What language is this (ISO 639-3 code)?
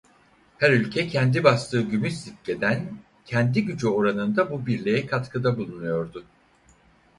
tur